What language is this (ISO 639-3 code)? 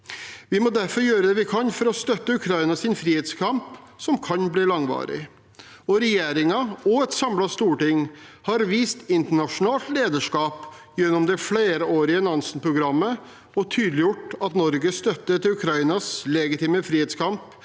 nor